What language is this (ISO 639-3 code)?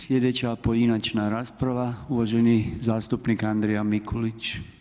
hrv